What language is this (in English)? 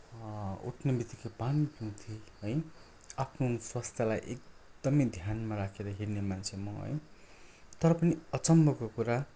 Nepali